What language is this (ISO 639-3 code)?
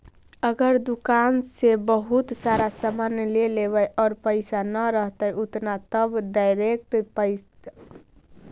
mag